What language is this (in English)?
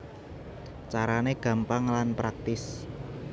Javanese